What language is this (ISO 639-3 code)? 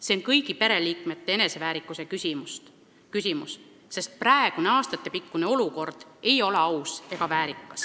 est